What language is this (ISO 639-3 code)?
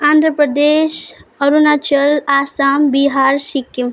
nep